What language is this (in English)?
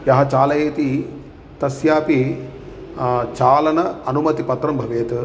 Sanskrit